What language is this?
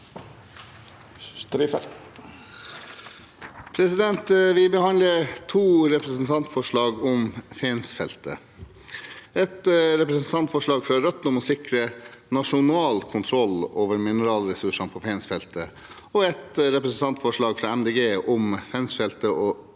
Norwegian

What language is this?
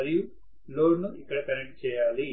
Telugu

